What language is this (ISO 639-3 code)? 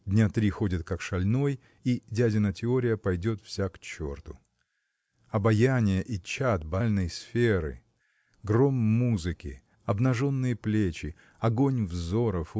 rus